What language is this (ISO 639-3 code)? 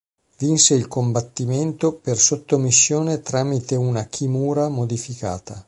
ita